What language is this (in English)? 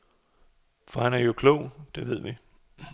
Danish